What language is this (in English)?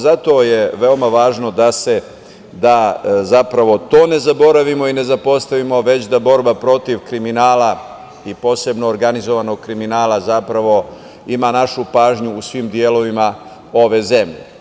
Serbian